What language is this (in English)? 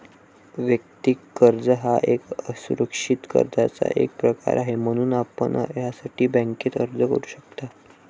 Marathi